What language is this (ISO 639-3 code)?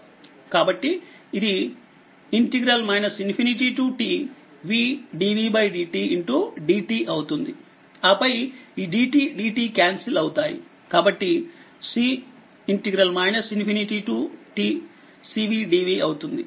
tel